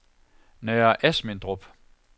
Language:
Danish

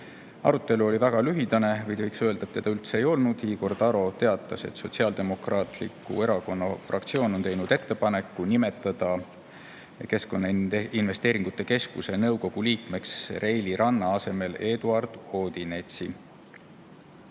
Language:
Estonian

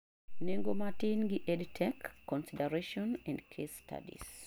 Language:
Luo (Kenya and Tanzania)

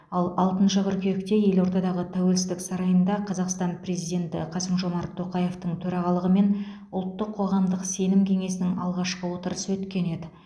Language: Kazakh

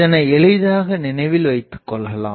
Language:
Tamil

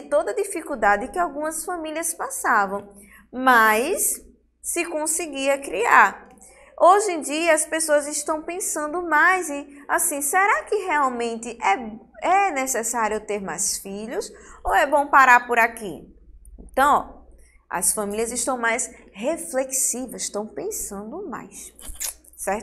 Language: Portuguese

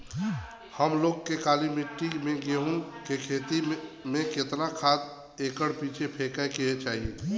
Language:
Bhojpuri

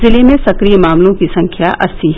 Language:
Hindi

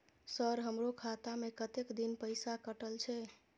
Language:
Maithili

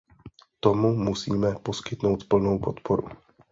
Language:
Czech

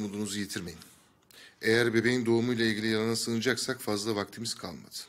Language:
Turkish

